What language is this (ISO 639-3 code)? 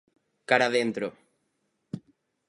glg